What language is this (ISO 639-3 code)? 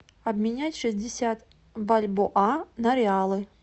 rus